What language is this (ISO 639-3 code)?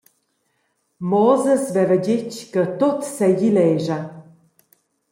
roh